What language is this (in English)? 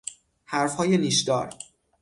Persian